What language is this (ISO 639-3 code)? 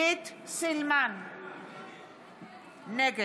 heb